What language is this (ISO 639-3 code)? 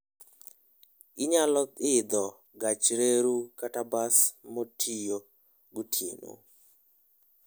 luo